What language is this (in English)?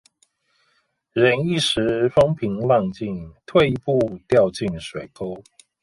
Chinese